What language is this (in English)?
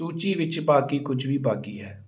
Punjabi